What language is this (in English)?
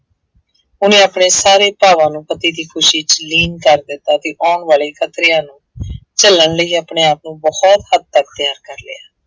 Punjabi